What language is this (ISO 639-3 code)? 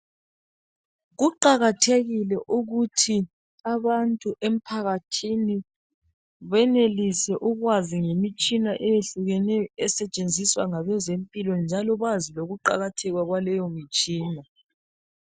nde